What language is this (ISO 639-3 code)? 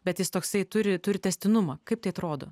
lit